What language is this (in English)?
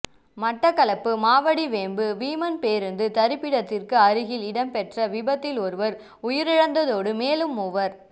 Tamil